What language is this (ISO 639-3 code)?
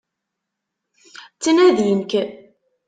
kab